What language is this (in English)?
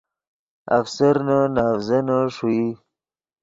Yidgha